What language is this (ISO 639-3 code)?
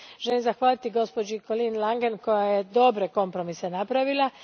hrv